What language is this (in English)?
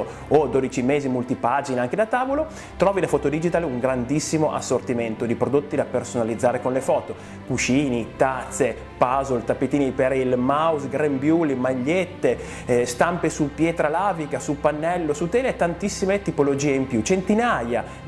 Italian